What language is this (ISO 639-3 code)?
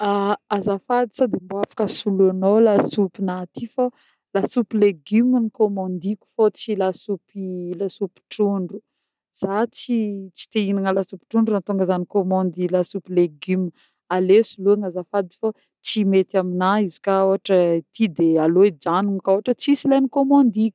bmm